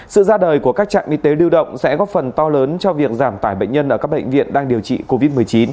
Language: Vietnamese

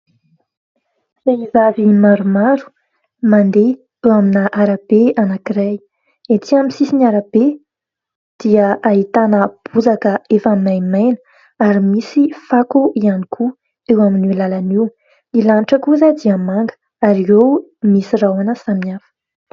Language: Malagasy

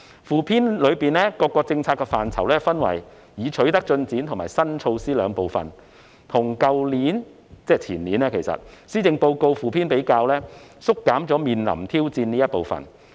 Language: Cantonese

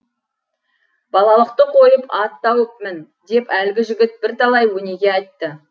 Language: Kazakh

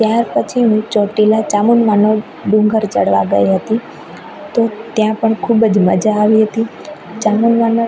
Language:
Gujarati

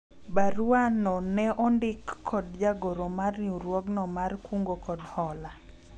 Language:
Luo (Kenya and Tanzania)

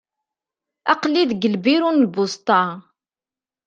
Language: Kabyle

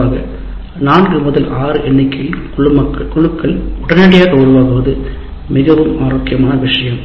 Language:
Tamil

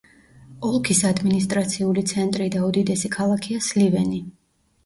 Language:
Georgian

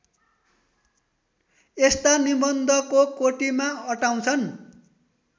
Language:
Nepali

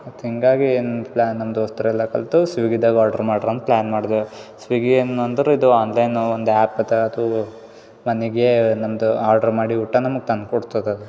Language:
Kannada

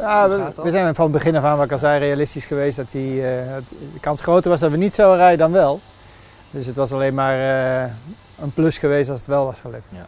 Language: Dutch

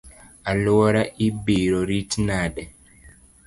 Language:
Luo (Kenya and Tanzania)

